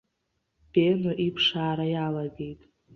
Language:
Abkhazian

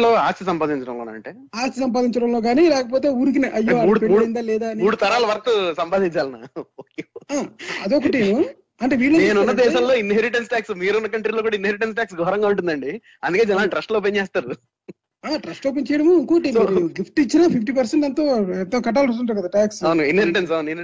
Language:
Telugu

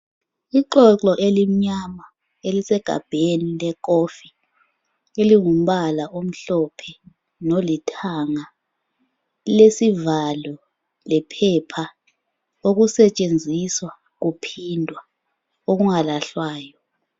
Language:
North Ndebele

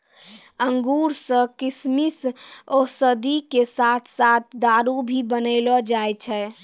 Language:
Maithili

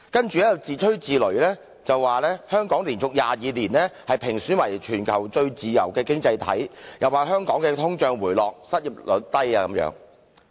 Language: Cantonese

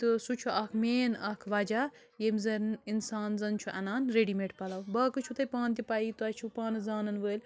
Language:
Kashmiri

